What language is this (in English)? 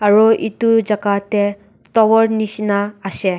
Naga Pidgin